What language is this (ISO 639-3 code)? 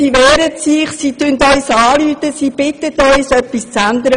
gsw